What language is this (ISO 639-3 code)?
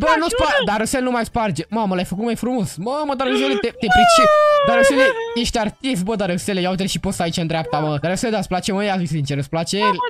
ron